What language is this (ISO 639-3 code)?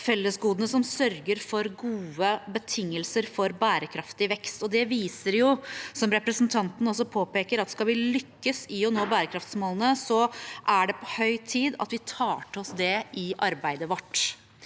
nor